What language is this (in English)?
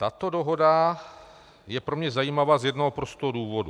Czech